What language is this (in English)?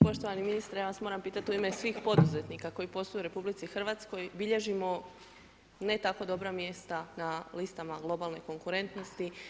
Croatian